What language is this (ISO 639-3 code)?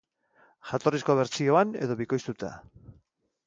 eus